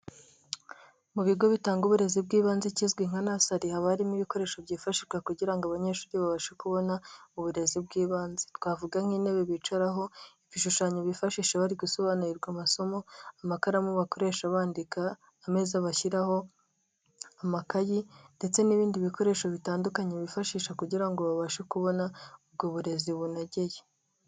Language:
Kinyarwanda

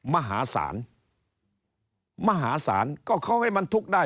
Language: Thai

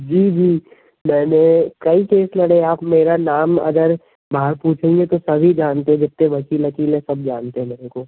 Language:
Hindi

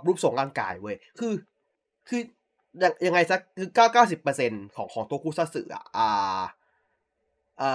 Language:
Thai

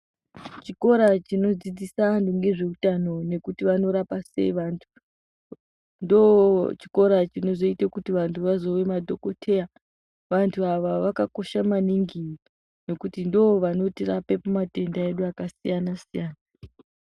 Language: Ndau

